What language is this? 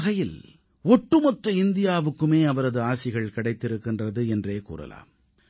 Tamil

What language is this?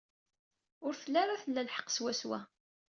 Kabyle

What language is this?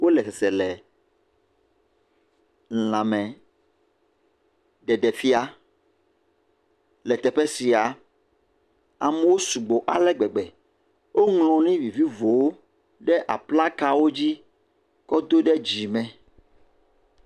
Ewe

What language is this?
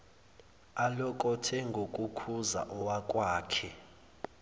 Zulu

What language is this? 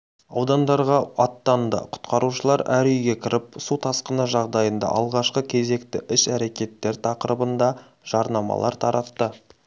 Kazakh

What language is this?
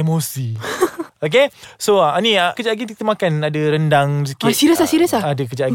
Malay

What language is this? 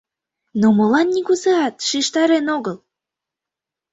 Mari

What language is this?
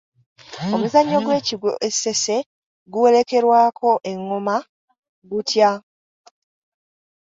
Ganda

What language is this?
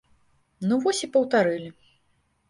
Belarusian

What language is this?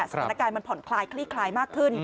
Thai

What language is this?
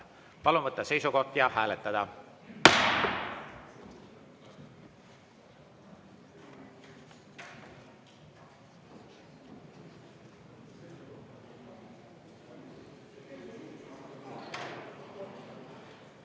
Estonian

